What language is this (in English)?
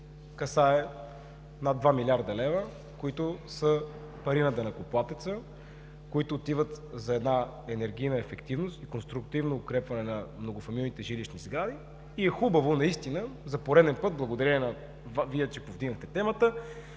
Bulgarian